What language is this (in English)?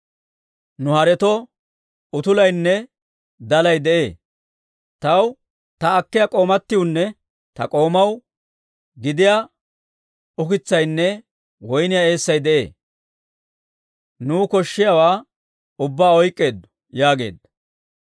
Dawro